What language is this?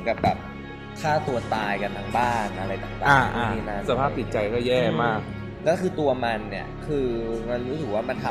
Thai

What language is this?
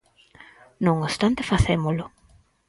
Galician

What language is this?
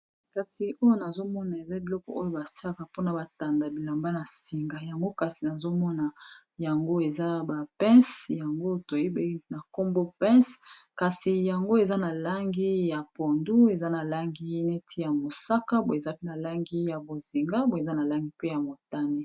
Lingala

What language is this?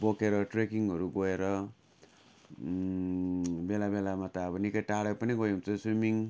Nepali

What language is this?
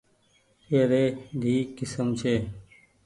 Goaria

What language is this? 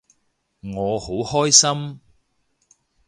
Cantonese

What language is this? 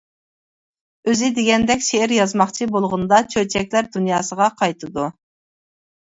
Uyghur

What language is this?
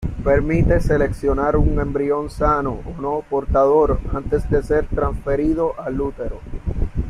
Spanish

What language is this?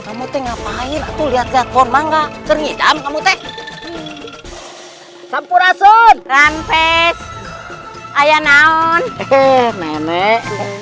Indonesian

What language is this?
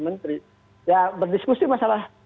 Indonesian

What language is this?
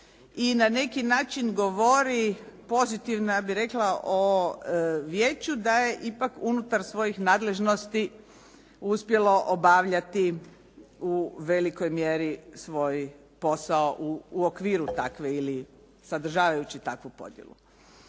Croatian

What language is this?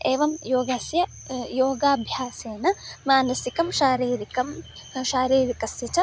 Sanskrit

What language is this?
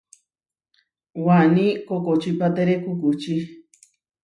Huarijio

